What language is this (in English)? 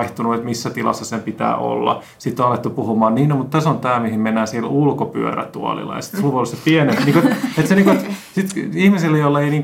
Finnish